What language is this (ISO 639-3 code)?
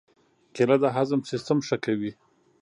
pus